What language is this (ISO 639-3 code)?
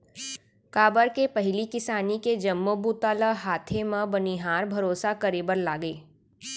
hne